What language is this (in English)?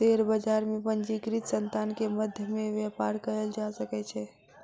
Maithili